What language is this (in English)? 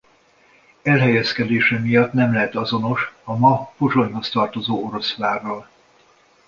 Hungarian